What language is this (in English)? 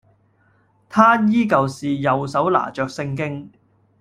Cantonese